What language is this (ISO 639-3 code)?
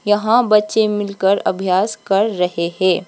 hin